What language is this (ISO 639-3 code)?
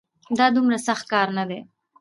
pus